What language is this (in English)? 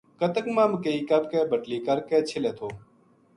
Gujari